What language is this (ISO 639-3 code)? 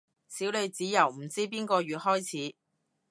yue